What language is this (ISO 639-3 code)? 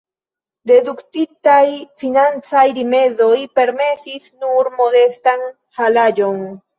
epo